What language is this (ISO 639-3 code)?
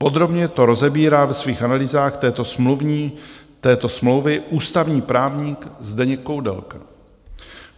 ces